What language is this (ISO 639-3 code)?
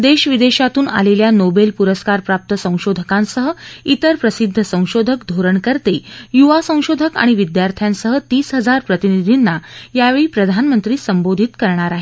mar